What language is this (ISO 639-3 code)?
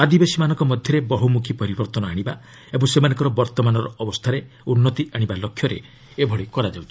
ori